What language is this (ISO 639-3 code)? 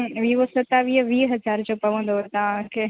snd